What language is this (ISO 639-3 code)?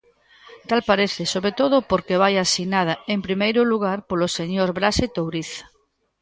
glg